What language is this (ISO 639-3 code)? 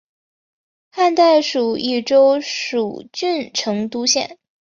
zho